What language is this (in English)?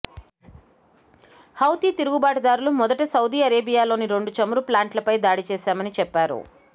Telugu